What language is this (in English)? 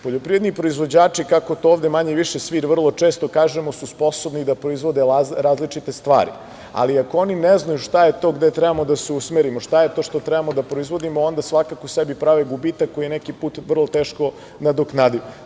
Serbian